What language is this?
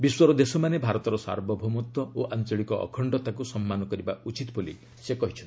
Odia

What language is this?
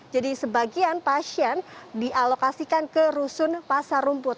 Indonesian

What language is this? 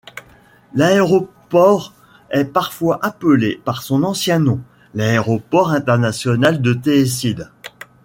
French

